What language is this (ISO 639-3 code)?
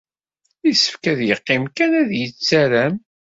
kab